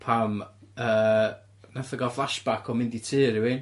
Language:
Welsh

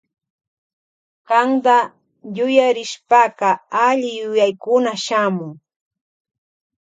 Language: Loja Highland Quichua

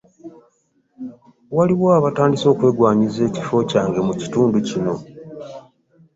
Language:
Ganda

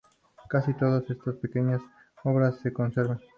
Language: Spanish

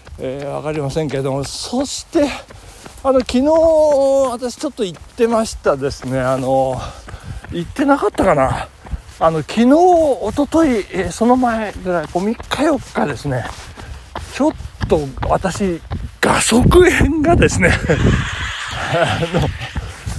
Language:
Japanese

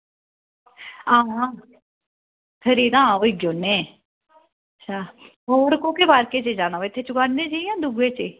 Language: Dogri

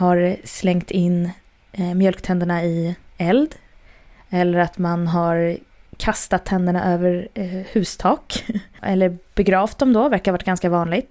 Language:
Swedish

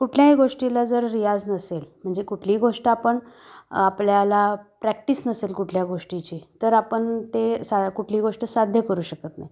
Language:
Marathi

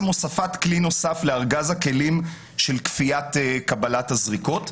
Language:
Hebrew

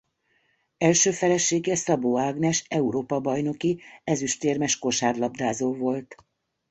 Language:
Hungarian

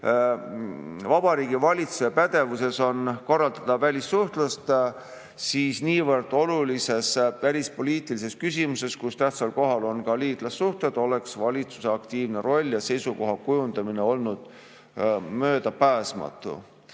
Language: Estonian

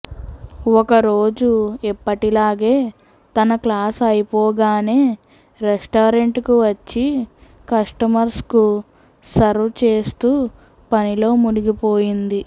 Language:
Telugu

